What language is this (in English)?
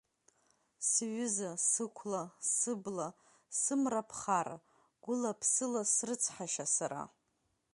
Abkhazian